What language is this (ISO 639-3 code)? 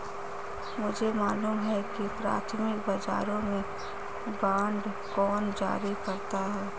hin